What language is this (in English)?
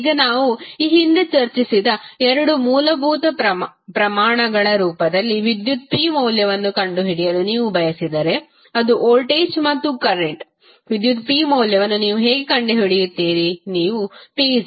Kannada